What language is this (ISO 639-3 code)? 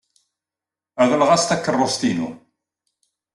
kab